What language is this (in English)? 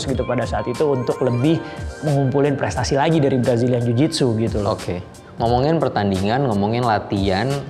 Indonesian